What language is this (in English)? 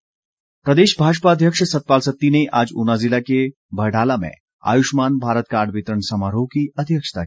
Hindi